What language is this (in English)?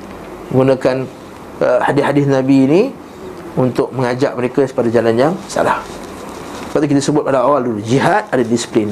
Malay